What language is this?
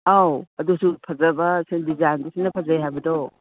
Manipuri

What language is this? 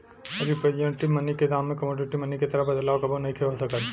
Bhojpuri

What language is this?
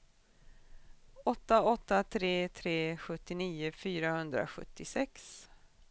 Swedish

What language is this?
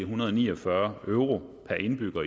Danish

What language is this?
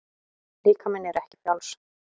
Icelandic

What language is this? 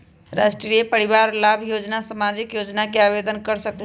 Magahi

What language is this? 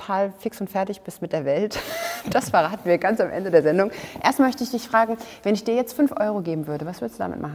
German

